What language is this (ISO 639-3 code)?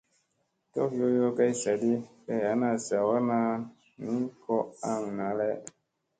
mse